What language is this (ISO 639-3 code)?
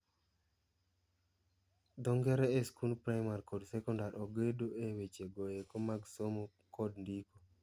luo